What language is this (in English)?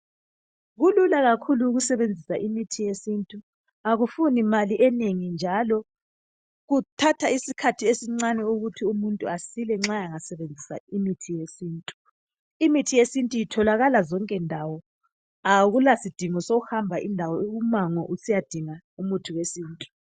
North Ndebele